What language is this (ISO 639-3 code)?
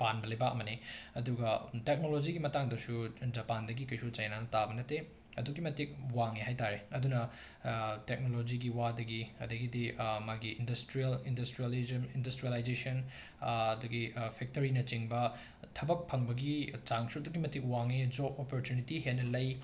mni